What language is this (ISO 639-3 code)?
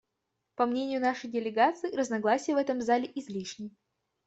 rus